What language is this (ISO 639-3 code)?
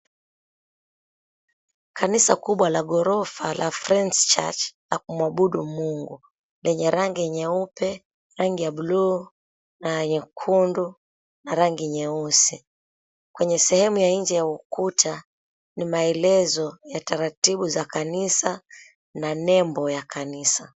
swa